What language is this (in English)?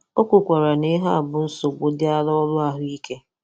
Igbo